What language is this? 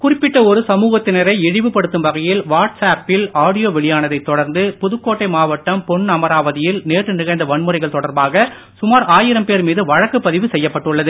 Tamil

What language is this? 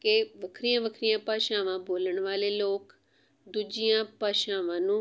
Punjabi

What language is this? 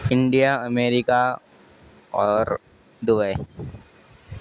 Urdu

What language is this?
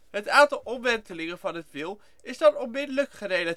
Dutch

